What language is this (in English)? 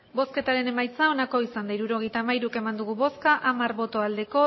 Basque